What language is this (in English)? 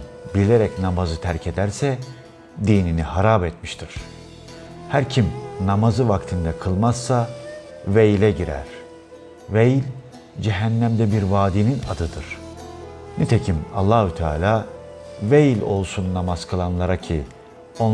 Turkish